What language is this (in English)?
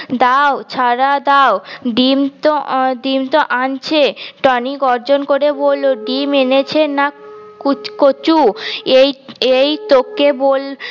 Bangla